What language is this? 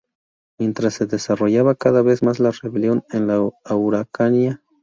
Spanish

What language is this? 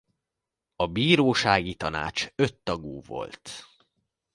Hungarian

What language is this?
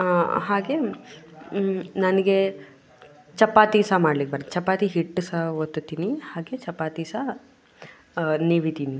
Kannada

